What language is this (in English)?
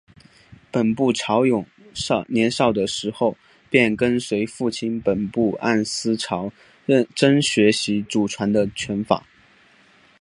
Chinese